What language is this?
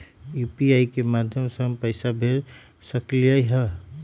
Magahi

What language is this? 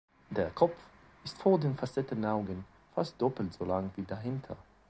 German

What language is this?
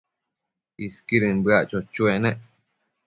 Matsés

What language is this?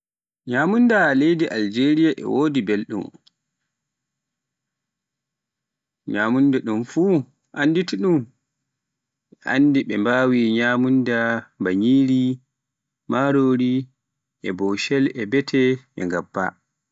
Pular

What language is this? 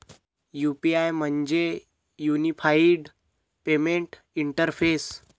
Marathi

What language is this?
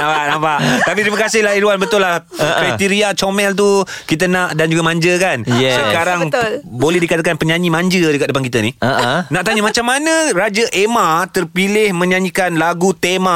Malay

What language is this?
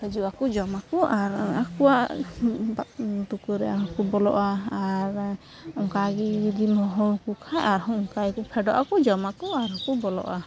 Santali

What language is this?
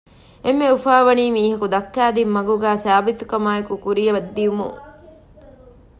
Divehi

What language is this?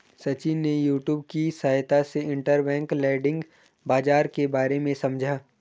Hindi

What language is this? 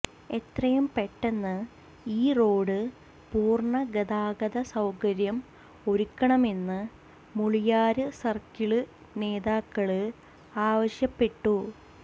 Malayalam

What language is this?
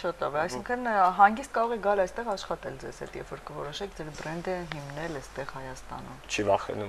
Romanian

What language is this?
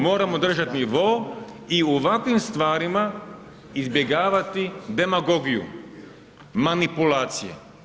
Croatian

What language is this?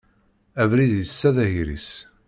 Kabyle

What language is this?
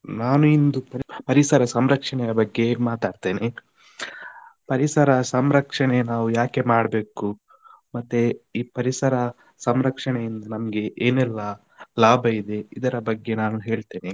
Kannada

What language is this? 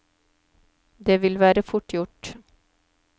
Norwegian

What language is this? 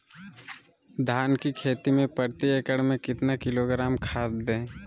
Magahi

